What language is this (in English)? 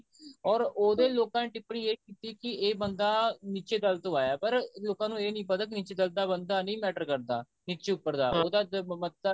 Punjabi